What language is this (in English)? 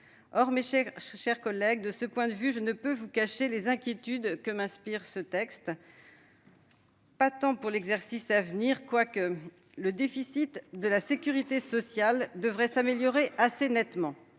French